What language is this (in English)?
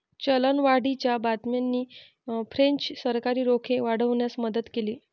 Marathi